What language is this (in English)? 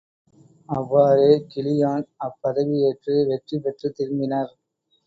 Tamil